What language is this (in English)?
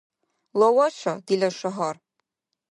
Dargwa